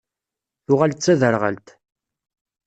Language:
Kabyle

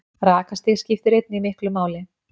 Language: Icelandic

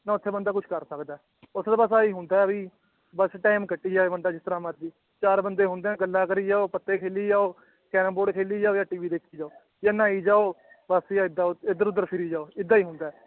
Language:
Punjabi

